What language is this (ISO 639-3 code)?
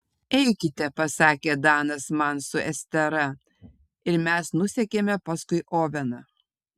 lit